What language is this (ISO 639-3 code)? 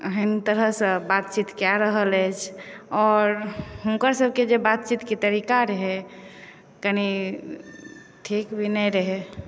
mai